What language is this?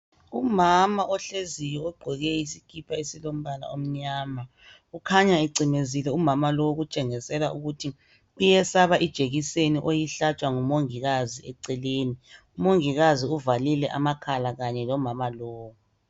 North Ndebele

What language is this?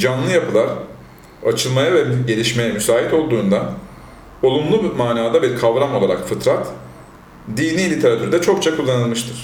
Turkish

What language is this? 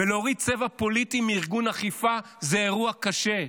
Hebrew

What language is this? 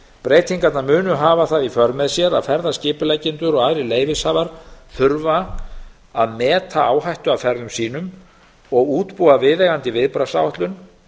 Icelandic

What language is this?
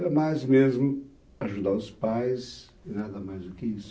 Portuguese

